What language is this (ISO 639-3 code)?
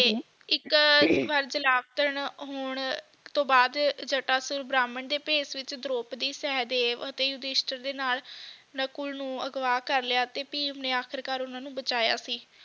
pan